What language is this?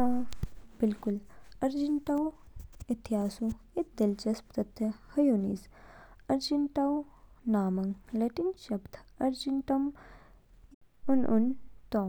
Kinnauri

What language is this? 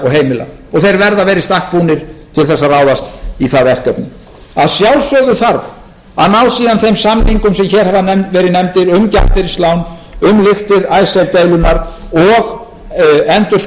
Icelandic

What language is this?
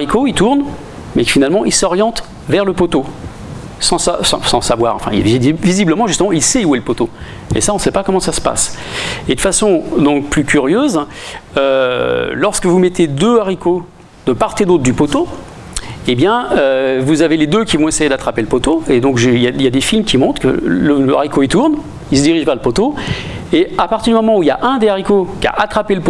French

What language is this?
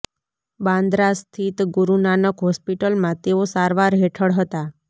Gujarati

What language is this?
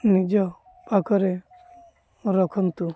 Odia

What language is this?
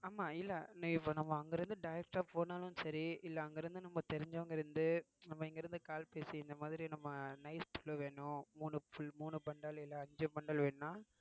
Tamil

